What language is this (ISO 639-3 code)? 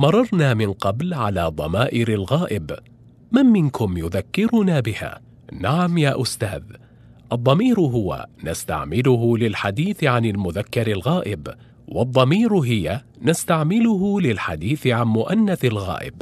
ara